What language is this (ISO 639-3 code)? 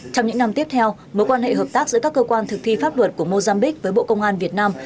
vie